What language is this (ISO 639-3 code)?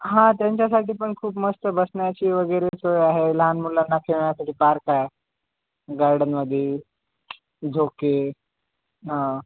mar